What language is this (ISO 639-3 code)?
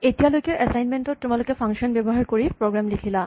asm